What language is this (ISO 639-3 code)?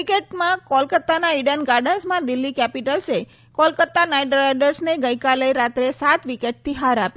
guj